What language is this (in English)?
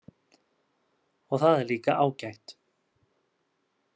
Icelandic